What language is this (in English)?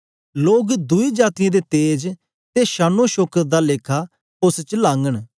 Dogri